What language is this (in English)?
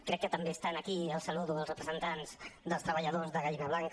Catalan